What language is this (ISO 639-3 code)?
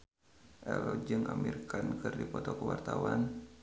sun